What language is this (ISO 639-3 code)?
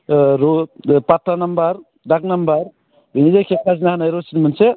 brx